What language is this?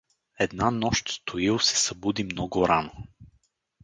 Bulgarian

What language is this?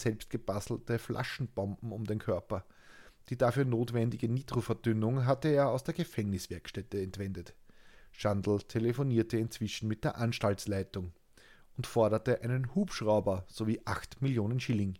German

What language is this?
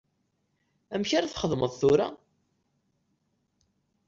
Kabyle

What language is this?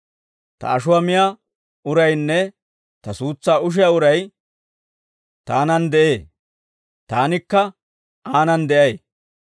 Dawro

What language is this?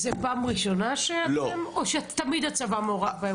Hebrew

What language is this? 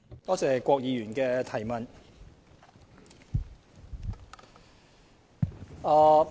Cantonese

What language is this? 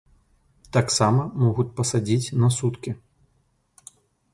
Belarusian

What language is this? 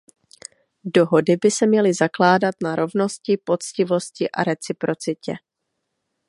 Czech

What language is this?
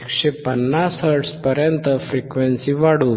Marathi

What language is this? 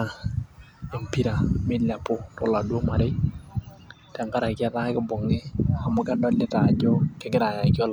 Masai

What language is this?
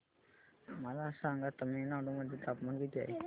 Marathi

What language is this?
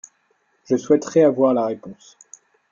French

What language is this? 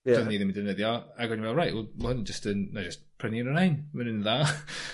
Welsh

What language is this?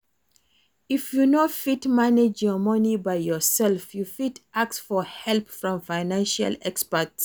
Nigerian Pidgin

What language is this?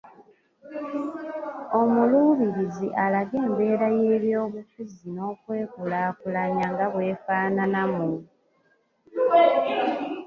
Ganda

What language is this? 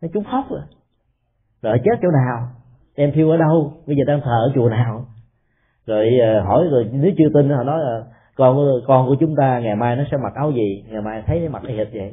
Vietnamese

